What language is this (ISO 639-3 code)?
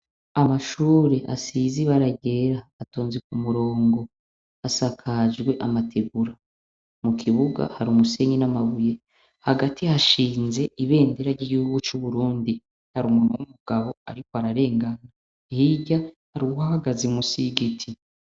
run